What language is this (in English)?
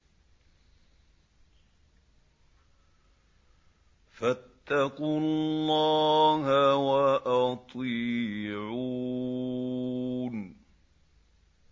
Arabic